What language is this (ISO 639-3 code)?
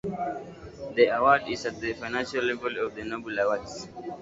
eng